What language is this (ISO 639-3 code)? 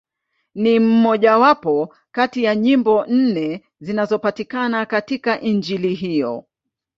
swa